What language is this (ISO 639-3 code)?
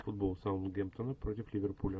rus